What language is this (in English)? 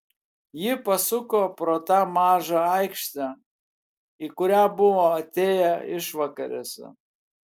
Lithuanian